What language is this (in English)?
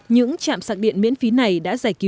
Vietnamese